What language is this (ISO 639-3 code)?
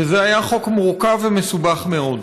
heb